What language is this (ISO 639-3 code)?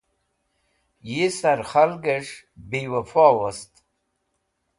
wbl